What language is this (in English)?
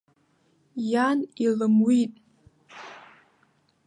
Abkhazian